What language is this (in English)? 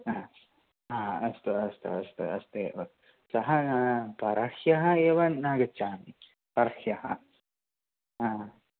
Sanskrit